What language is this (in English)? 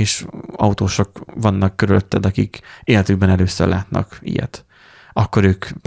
Hungarian